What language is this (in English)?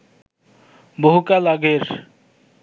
Bangla